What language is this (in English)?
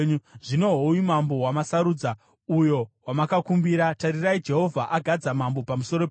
Shona